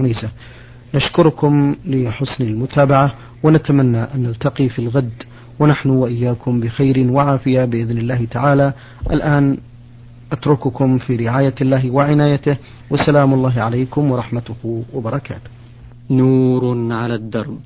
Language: Arabic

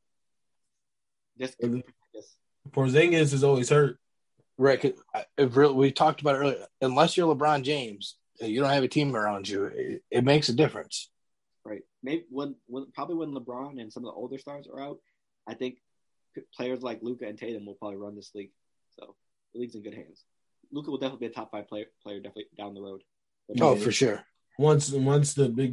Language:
English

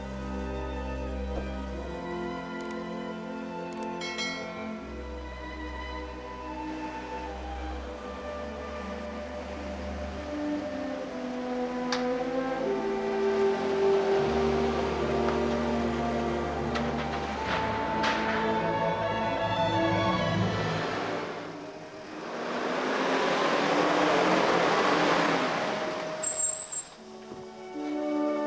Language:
Indonesian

